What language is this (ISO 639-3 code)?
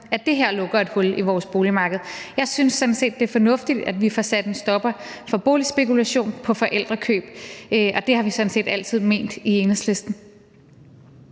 dan